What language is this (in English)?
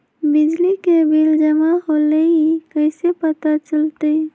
Magahi